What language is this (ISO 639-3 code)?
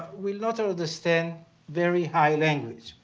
eng